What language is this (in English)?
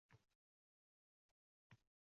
Uzbek